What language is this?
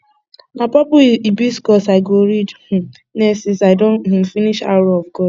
Nigerian Pidgin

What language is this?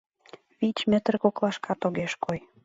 Mari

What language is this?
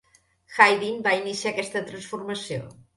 Catalan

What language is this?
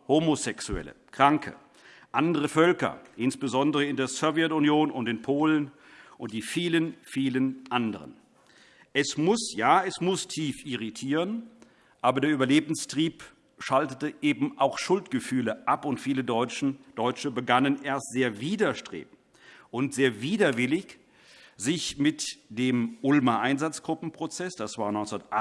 German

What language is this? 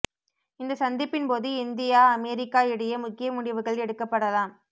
Tamil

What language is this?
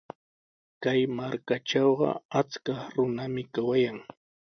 Sihuas Ancash Quechua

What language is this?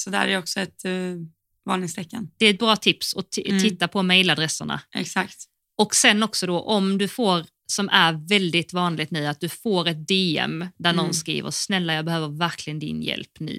Swedish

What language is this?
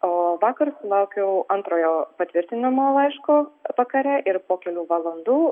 Lithuanian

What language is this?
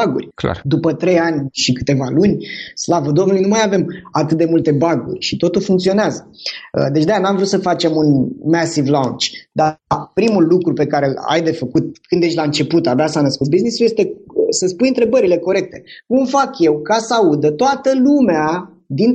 Romanian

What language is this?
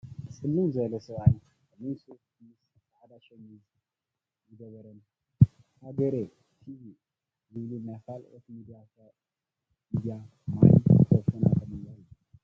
Tigrinya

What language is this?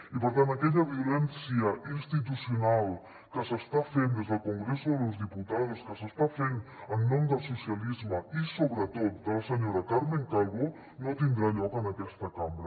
Catalan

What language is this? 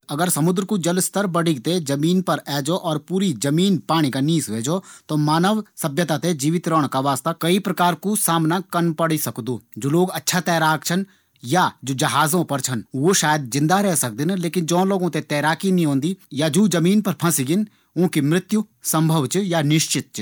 Garhwali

